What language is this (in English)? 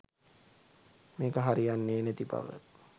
Sinhala